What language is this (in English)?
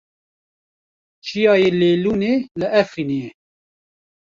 Kurdish